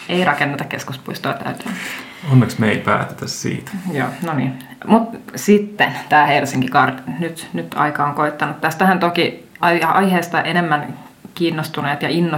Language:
Finnish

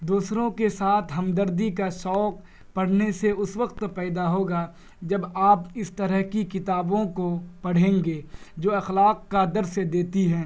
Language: Urdu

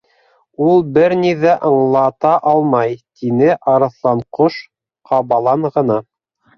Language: Bashkir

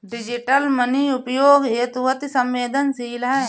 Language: Hindi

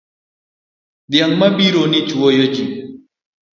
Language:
Luo (Kenya and Tanzania)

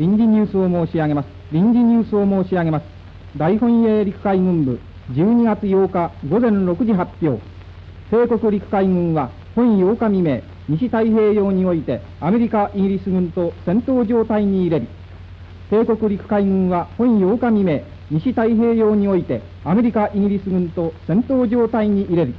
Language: Japanese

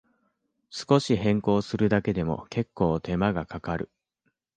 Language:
Japanese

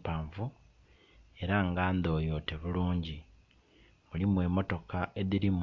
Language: Soga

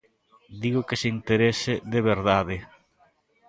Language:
Galician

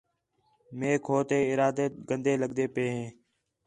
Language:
Khetrani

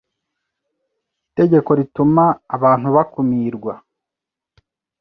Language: Kinyarwanda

